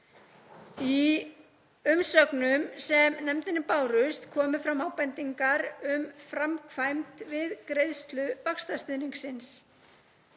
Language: Icelandic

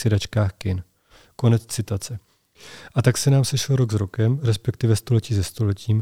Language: Czech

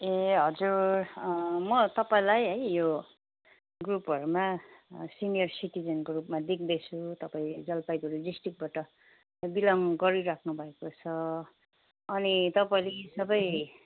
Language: Nepali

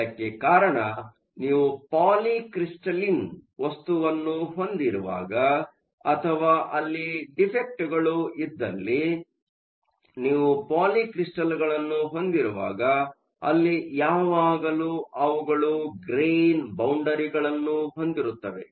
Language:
Kannada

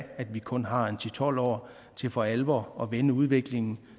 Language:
Danish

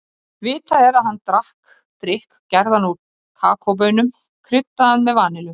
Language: Icelandic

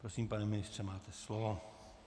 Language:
Czech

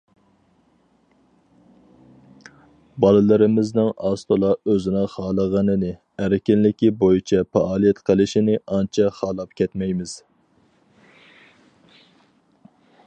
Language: Uyghur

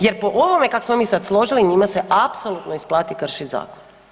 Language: Croatian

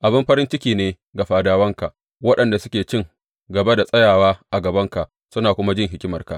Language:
Hausa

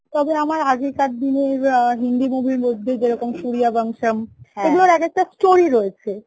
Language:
Bangla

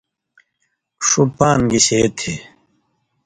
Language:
Indus Kohistani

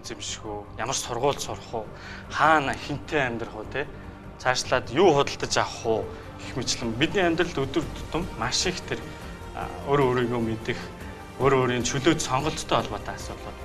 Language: Turkish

